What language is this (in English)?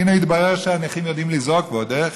Hebrew